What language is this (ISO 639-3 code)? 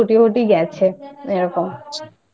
ben